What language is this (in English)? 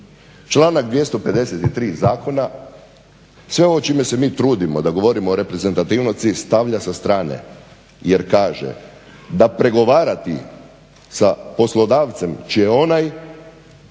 Croatian